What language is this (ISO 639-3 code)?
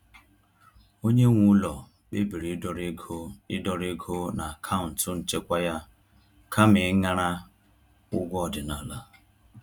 ibo